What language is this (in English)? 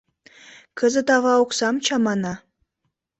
Mari